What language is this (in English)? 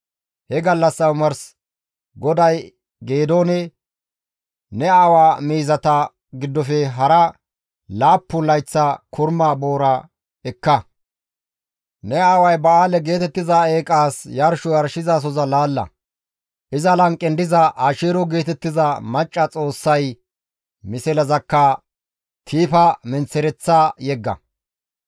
Gamo